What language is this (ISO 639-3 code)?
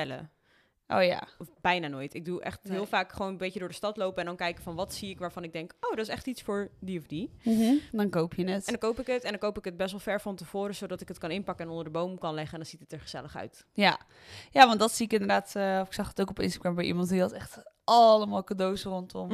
nld